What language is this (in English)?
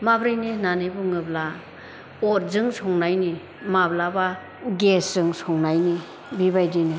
Bodo